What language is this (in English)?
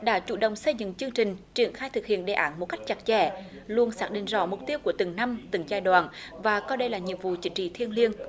Vietnamese